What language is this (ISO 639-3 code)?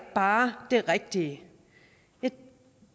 dan